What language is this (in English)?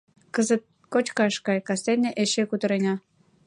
Mari